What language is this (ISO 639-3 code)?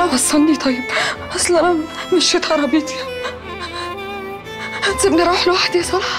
ara